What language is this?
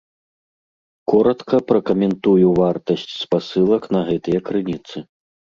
Belarusian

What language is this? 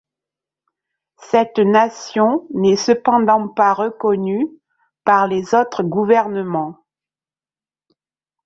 French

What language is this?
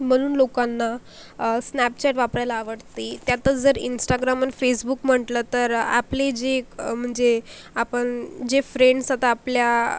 Marathi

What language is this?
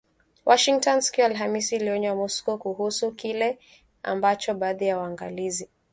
Swahili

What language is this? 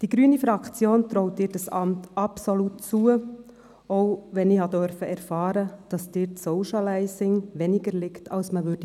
Swiss German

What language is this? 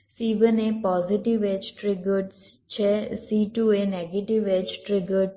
Gujarati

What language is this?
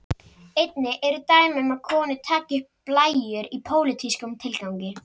Icelandic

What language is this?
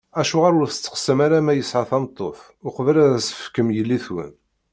Kabyle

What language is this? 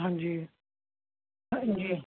Punjabi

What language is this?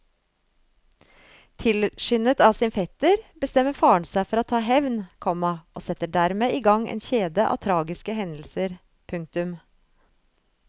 Norwegian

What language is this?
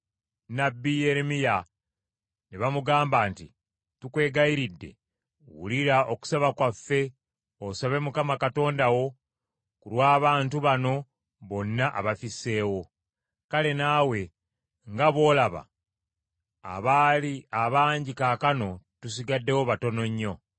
Ganda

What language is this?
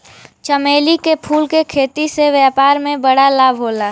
Bhojpuri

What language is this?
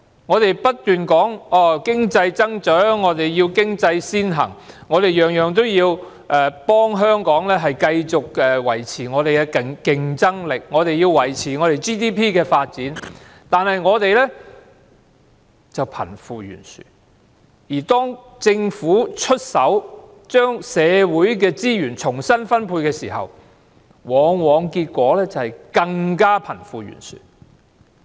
Cantonese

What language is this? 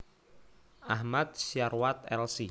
Javanese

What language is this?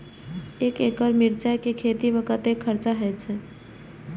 Maithili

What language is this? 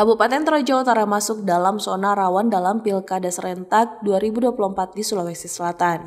Indonesian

